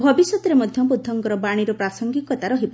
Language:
Odia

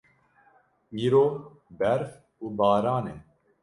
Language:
Kurdish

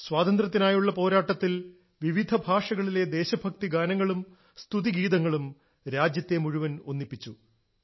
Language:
Malayalam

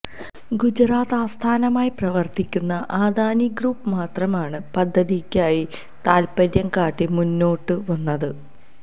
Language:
Malayalam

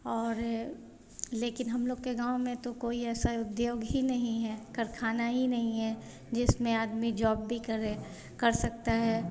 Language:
Hindi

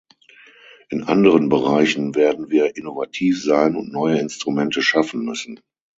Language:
German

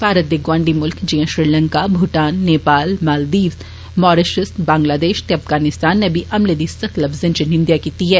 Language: Dogri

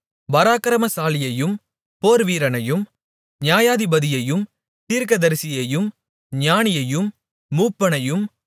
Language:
Tamil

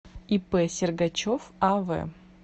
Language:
Russian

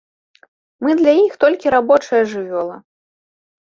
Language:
Belarusian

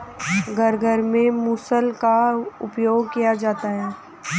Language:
Hindi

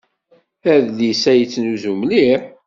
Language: Kabyle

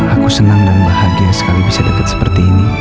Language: Indonesian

